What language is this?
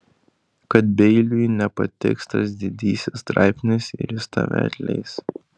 Lithuanian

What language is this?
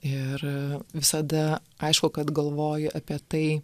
Lithuanian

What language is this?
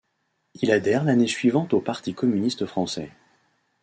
French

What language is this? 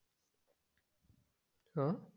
Marathi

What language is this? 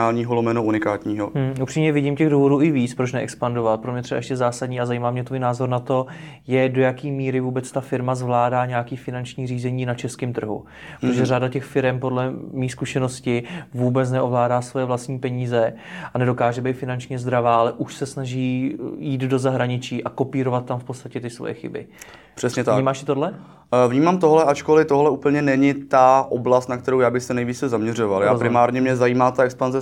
Czech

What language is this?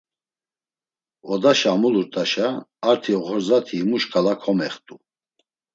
Laz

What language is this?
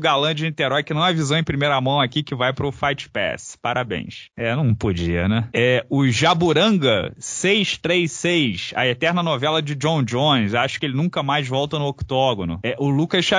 Portuguese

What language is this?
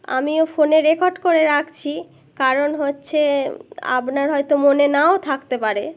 Bangla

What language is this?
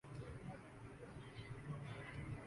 Urdu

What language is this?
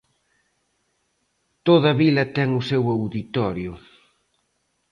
Galician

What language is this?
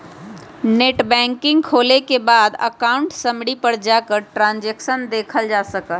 Magahi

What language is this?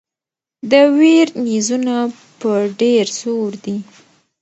Pashto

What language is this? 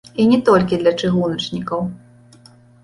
Belarusian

